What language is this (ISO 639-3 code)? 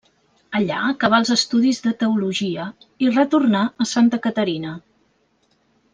cat